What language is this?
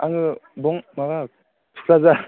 Bodo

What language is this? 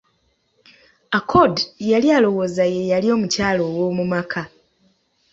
Ganda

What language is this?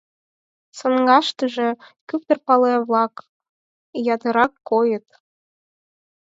Mari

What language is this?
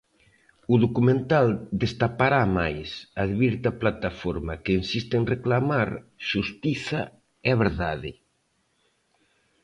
Galician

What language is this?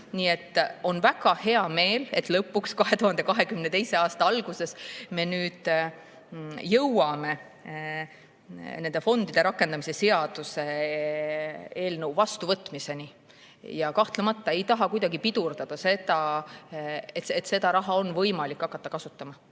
Estonian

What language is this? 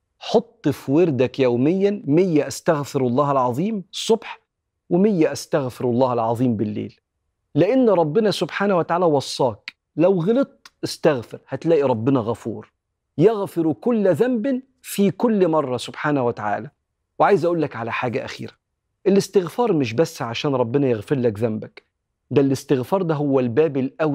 Arabic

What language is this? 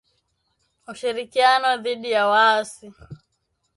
Swahili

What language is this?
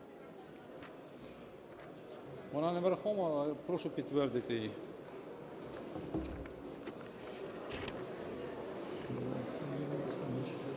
Ukrainian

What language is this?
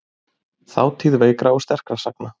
Icelandic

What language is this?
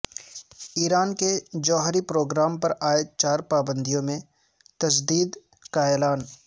Urdu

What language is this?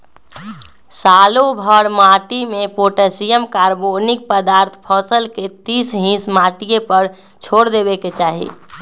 Magahi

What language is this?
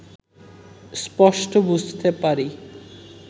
Bangla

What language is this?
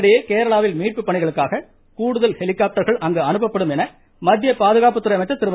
Tamil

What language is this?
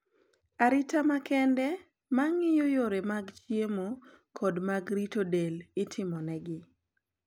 Luo (Kenya and Tanzania)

